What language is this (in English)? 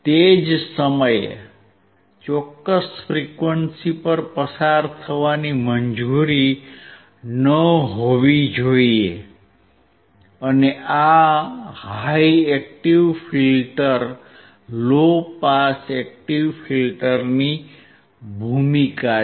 Gujarati